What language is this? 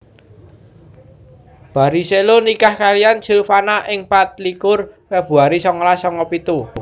Javanese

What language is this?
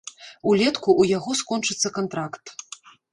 Belarusian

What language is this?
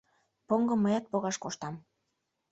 Mari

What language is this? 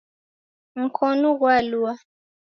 Taita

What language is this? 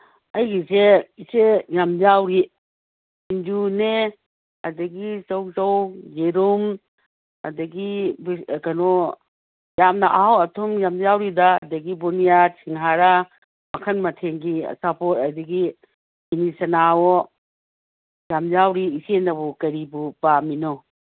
Manipuri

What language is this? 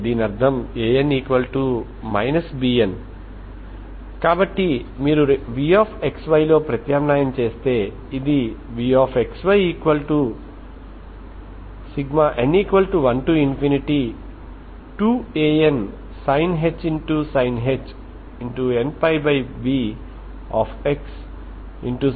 Telugu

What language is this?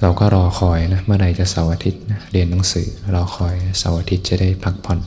Thai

